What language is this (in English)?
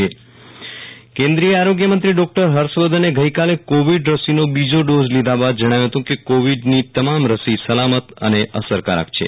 Gujarati